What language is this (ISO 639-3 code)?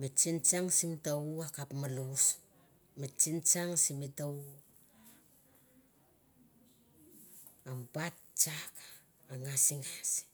tbf